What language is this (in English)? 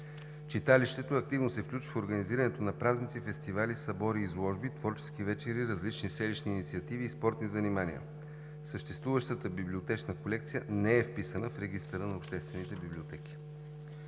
Bulgarian